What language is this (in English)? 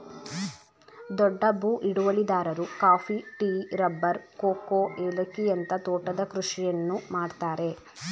Kannada